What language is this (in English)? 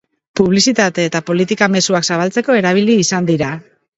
Basque